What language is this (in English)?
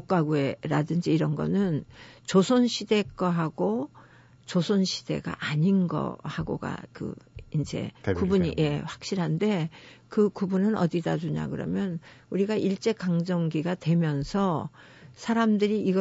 Korean